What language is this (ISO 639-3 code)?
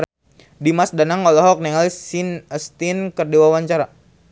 sun